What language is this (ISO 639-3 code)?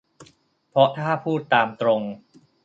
tha